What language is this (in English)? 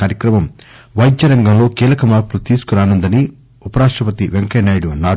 Telugu